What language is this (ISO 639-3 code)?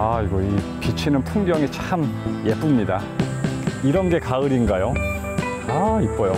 kor